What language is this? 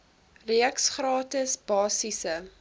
Afrikaans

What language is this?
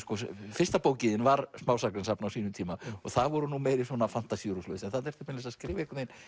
Icelandic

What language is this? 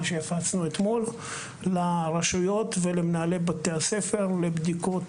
Hebrew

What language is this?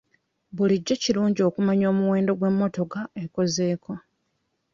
Ganda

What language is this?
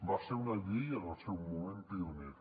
Catalan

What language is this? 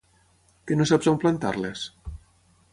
Catalan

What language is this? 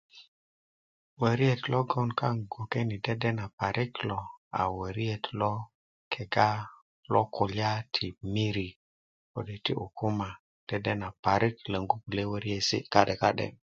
Kuku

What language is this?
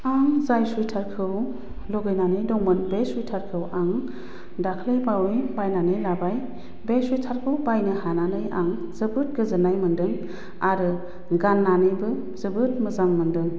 Bodo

